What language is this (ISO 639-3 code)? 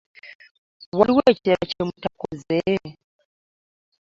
lug